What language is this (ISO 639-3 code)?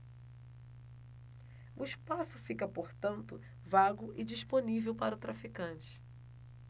por